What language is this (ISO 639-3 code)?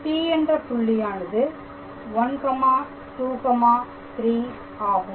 tam